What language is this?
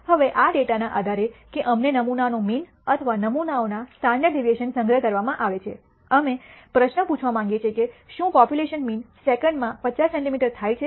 Gujarati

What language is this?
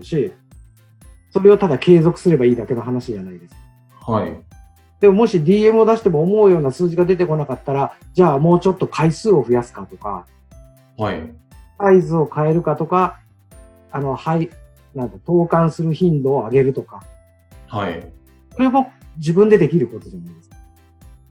Japanese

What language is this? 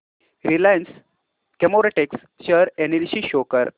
Marathi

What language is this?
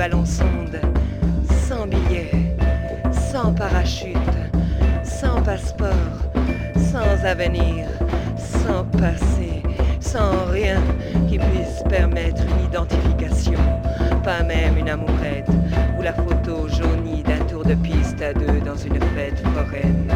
French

